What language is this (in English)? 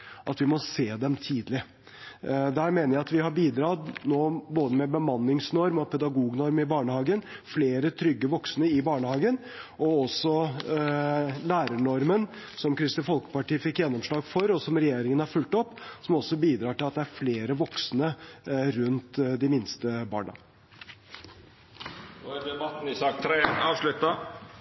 Norwegian